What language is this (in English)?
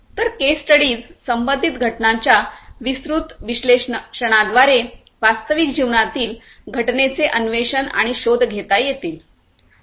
Marathi